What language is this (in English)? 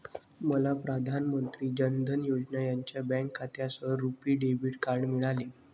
Marathi